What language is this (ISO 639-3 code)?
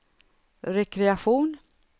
swe